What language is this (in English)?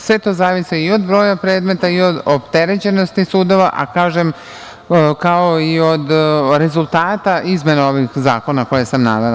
Serbian